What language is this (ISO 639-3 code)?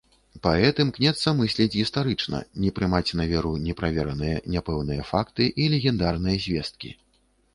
bel